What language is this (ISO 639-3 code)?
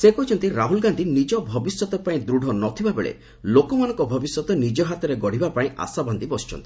ori